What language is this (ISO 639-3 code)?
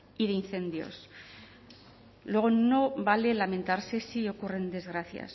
spa